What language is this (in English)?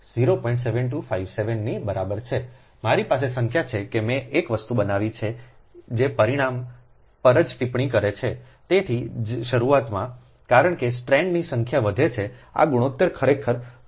Gujarati